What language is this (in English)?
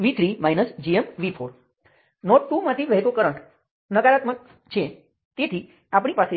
Gujarati